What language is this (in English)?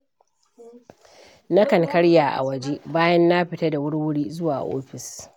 Hausa